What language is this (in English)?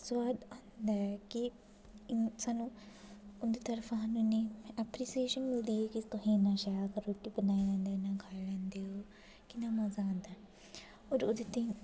Dogri